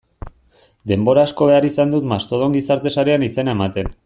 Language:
Basque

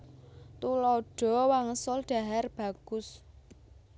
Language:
Javanese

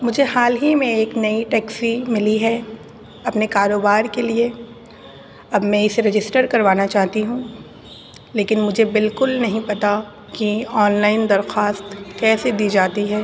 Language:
Urdu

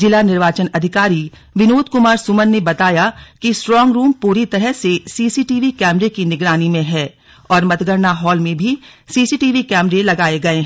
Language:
Hindi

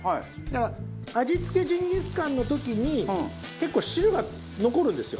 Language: Japanese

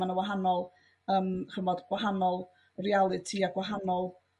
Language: Welsh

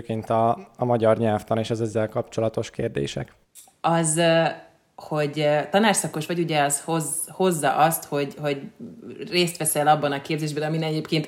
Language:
Hungarian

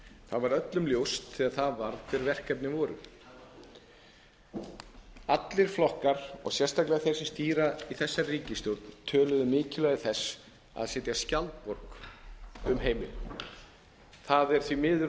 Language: Icelandic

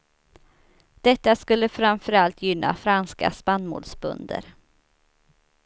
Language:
Swedish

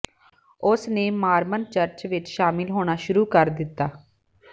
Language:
Punjabi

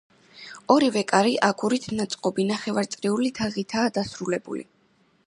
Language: Georgian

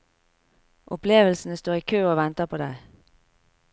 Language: Norwegian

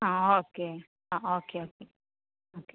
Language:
Malayalam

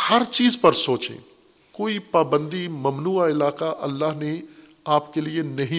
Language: Urdu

